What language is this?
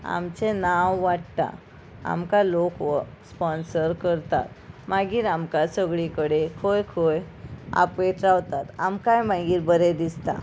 Konkani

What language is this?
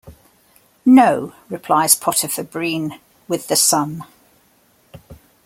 English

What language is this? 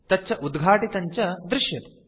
Sanskrit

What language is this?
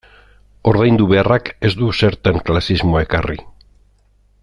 Basque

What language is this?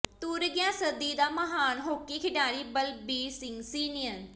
Punjabi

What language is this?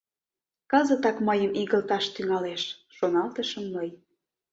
Mari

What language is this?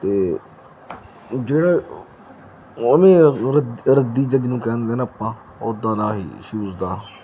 Punjabi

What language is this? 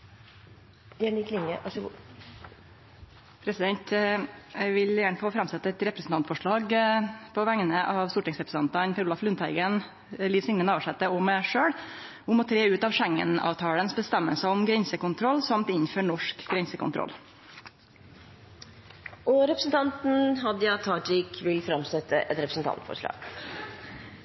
Norwegian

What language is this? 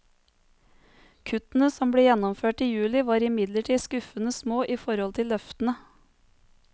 Norwegian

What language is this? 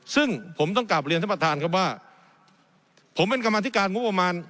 Thai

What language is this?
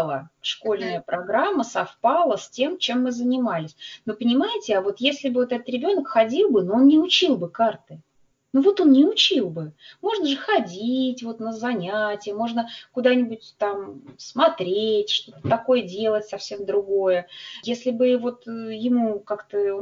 Russian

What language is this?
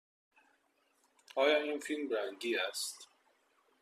Persian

